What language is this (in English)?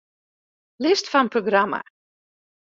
Western Frisian